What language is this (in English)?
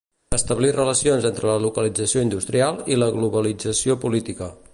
Catalan